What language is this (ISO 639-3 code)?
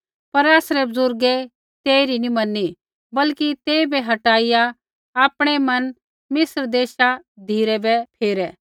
kfx